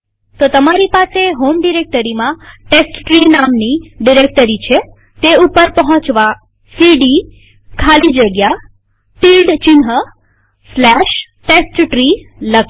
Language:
Gujarati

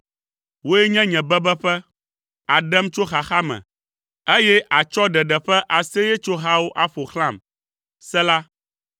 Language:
Ewe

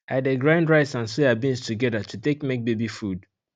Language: Nigerian Pidgin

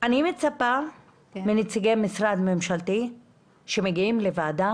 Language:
Hebrew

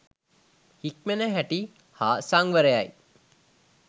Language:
Sinhala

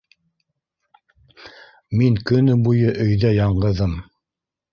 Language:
Bashkir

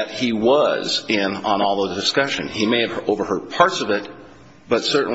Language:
English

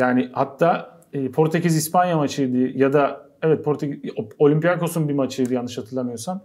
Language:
Turkish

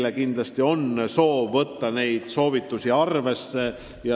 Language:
Estonian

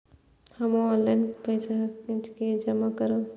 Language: Maithili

